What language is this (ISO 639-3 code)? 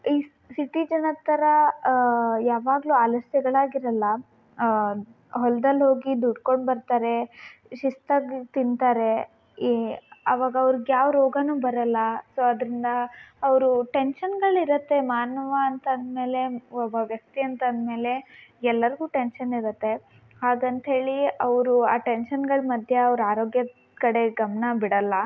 kan